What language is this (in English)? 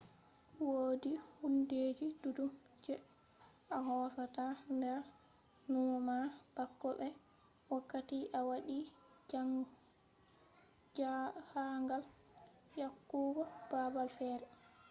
Fula